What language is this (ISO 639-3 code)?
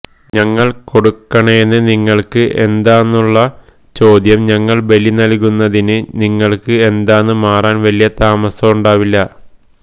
mal